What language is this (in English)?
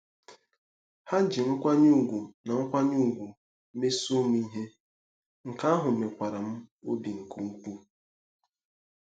Igbo